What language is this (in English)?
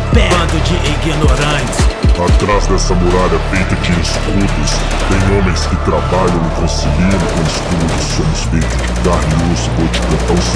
Portuguese